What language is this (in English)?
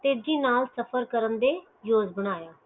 Punjabi